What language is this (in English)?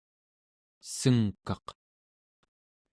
Central Yupik